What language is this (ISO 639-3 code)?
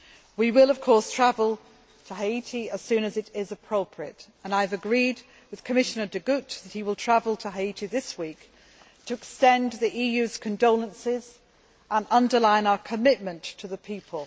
eng